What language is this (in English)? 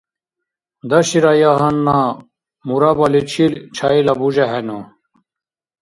Dargwa